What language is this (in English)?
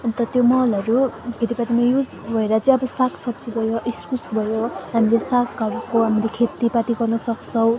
Nepali